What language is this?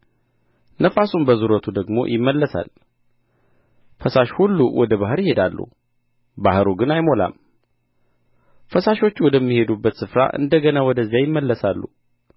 Amharic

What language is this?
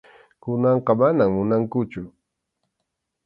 Arequipa-La Unión Quechua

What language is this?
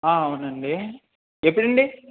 Telugu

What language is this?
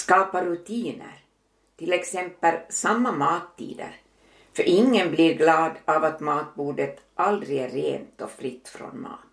Swedish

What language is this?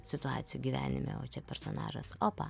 Lithuanian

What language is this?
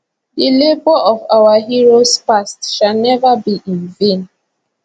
Nigerian Pidgin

